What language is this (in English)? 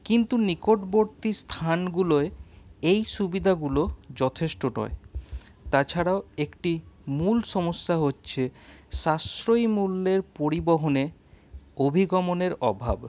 Bangla